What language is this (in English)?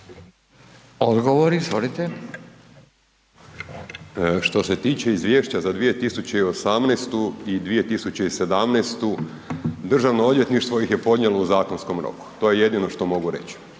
Croatian